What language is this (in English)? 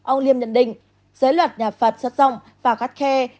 Vietnamese